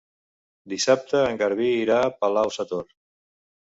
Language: Catalan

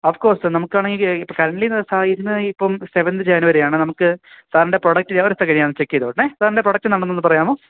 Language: Malayalam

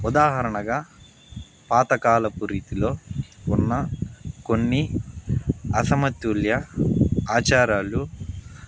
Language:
Telugu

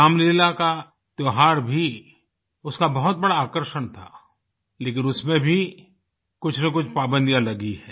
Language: Hindi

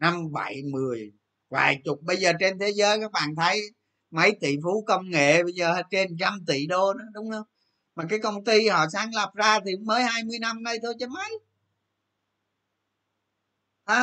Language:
Vietnamese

